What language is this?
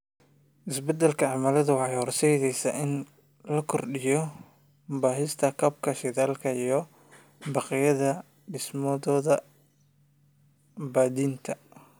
Somali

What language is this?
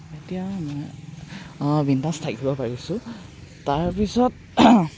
Assamese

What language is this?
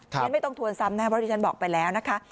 Thai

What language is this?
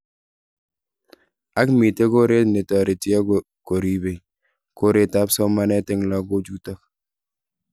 Kalenjin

